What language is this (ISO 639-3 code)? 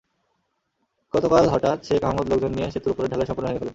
ben